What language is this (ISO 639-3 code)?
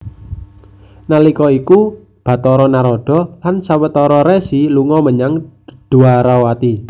jav